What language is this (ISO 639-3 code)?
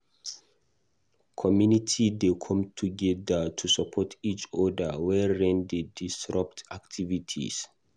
pcm